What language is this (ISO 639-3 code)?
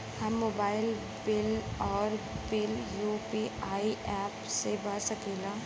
bho